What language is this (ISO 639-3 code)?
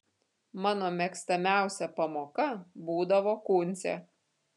lit